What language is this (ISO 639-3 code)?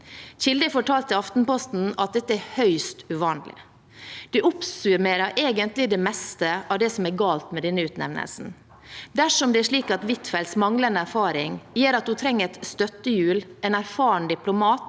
nor